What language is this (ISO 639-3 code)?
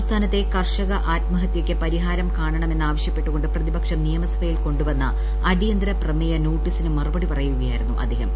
mal